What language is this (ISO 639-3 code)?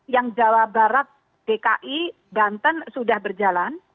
ind